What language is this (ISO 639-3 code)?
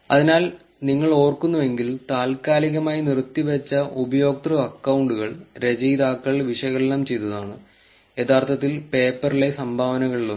mal